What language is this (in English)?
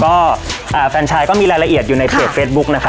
Thai